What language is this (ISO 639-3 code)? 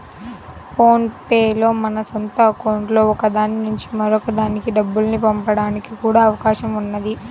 tel